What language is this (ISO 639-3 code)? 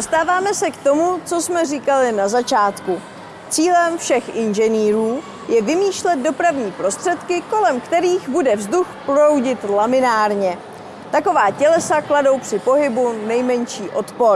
ces